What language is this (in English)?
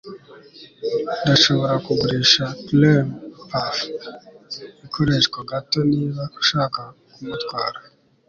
Kinyarwanda